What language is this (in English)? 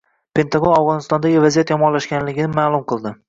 Uzbek